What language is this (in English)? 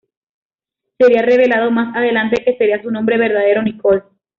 Spanish